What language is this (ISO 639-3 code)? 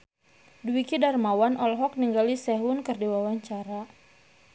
sun